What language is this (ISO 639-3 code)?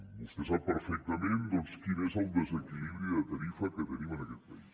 cat